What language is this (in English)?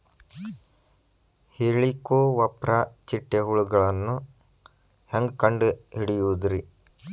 Kannada